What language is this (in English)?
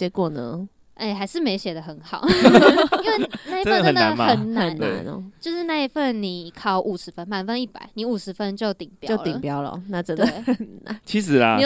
Chinese